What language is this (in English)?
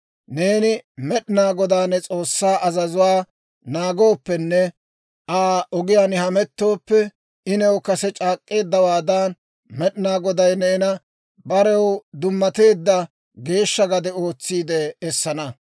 Dawro